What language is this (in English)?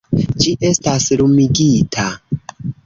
Esperanto